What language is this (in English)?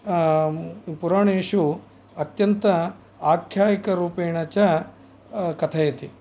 Sanskrit